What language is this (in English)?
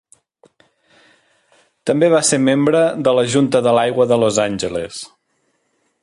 Catalan